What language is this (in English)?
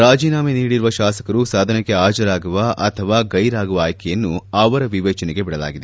Kannada